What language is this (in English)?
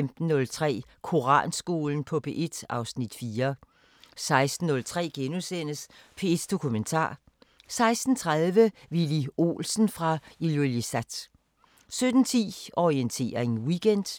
Danish